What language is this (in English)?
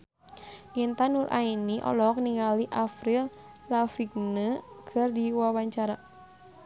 Sundanese